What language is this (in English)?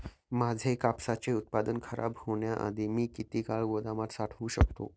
Marathi